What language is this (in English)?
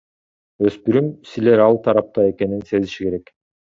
Kyrgyz